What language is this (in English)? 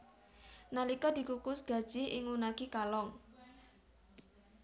Javanese